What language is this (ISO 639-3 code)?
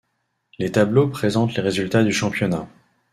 fra